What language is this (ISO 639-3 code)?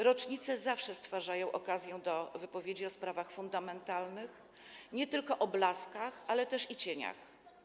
pol